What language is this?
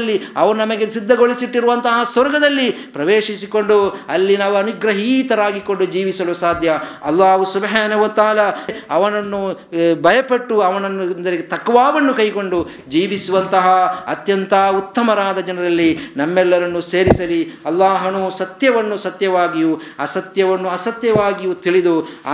Kannada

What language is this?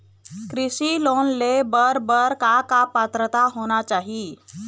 Chhattisgarhi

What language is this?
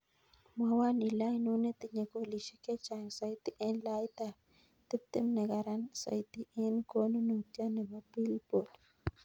Kalenjin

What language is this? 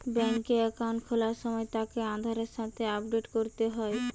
Bangla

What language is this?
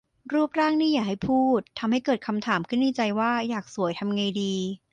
Thai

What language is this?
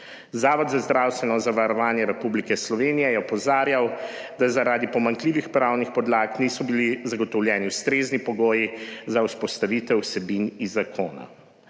Slovenian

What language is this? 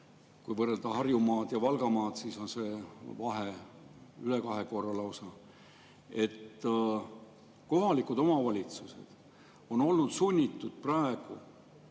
Estonian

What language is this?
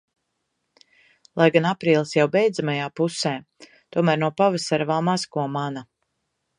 Latvian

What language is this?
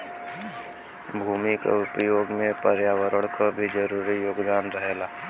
Bhojpuri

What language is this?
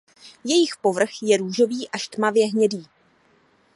Czech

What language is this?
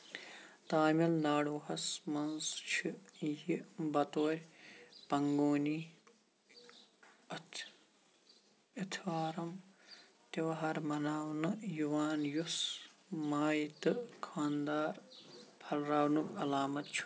Kashmiri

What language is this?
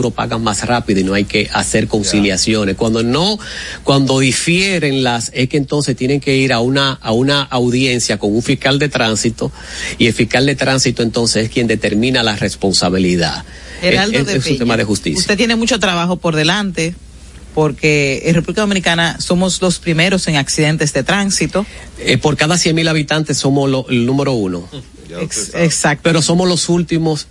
Spanish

